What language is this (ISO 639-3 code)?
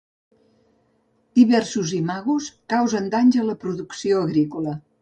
cat